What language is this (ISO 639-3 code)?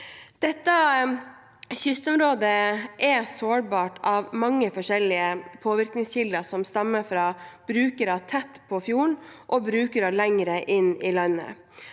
nor